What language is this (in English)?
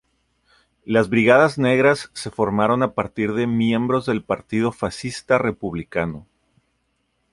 Spanish